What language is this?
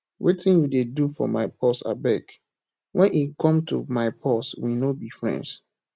Nigerian Pidgin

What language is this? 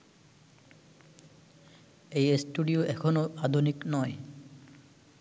Bangla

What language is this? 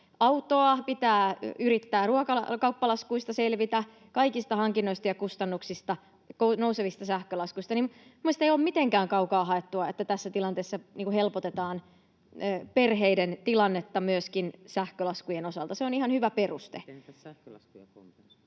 Finnish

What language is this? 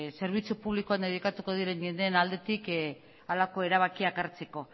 Basque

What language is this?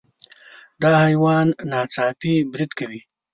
Pashto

